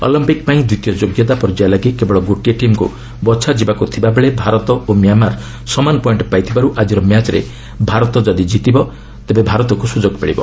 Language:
Odia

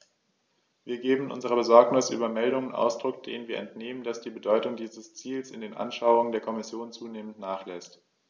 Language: German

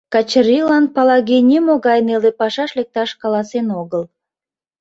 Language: Mari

